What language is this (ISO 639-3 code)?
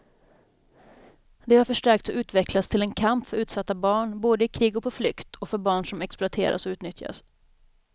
swe